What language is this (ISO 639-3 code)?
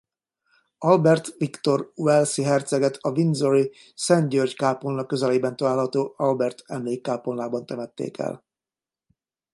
hun